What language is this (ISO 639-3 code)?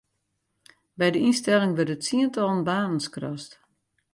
fry